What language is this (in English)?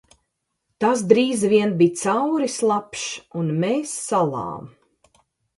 Latvian